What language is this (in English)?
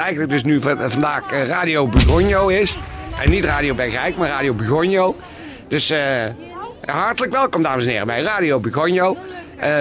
Dutch